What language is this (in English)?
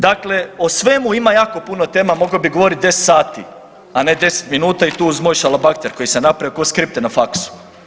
Croatian